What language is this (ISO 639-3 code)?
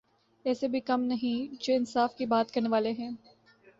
urd